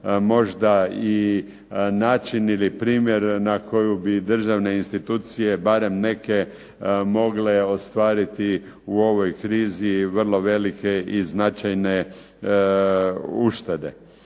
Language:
Croatian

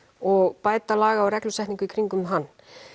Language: Icelandic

